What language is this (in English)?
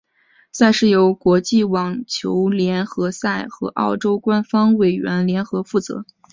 Chinese